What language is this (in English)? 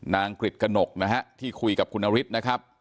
Thai